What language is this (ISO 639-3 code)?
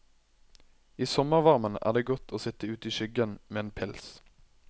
nor